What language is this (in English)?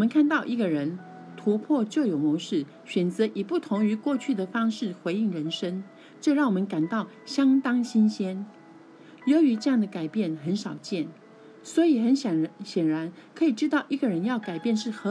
Chinese